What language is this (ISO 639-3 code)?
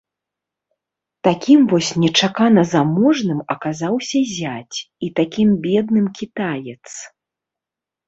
bel